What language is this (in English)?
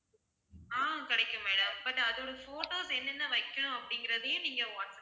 Tamil